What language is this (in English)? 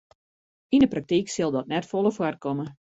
Western Frisian